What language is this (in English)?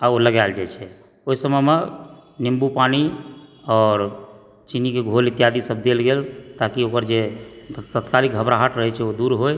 Maithili